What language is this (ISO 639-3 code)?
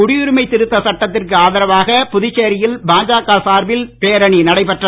tam